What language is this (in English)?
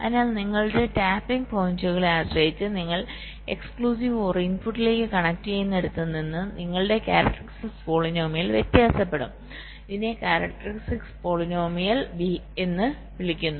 Malayalam